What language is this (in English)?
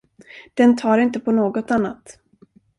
Swedish